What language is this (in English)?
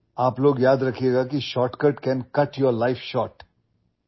Marathi